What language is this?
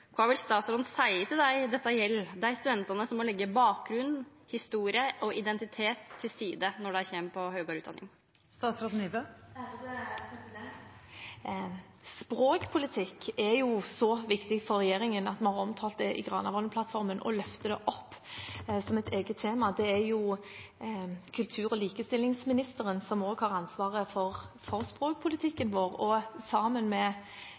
Norwegian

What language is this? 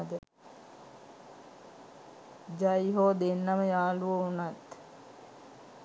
Sinhala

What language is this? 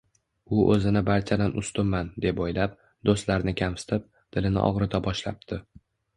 Uzbek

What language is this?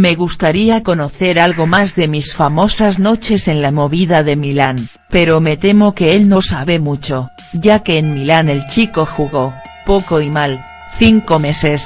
Spanish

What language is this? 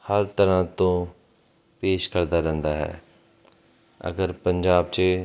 Punjabi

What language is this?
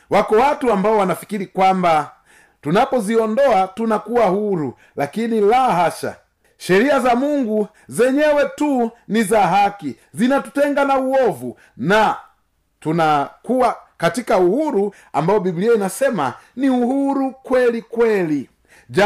Swahili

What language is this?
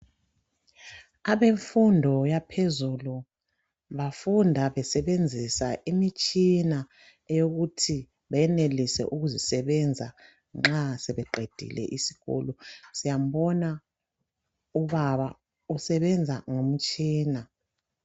North Ndebele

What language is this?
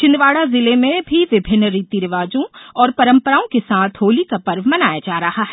Hindi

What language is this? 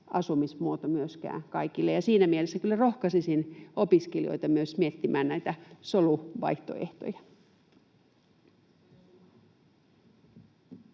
Finnish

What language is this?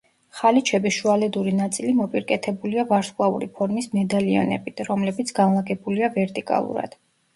Georgian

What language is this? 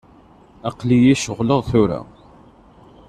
Kabyle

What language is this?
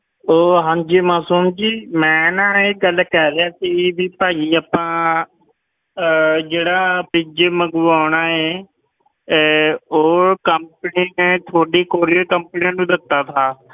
Punjabi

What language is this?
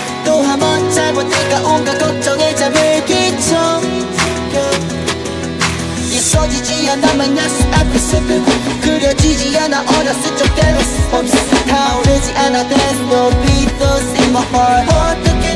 Korean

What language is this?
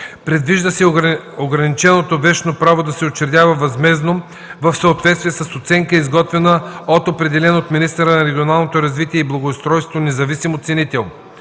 Bulgarian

